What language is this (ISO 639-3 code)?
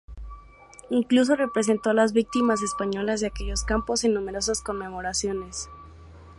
spa